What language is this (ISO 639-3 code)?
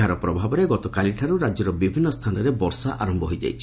ori